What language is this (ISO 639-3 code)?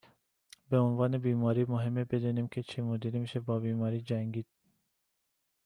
fas